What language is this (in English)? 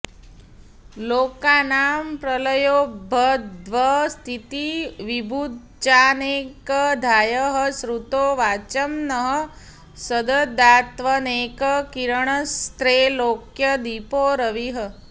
Sanskrit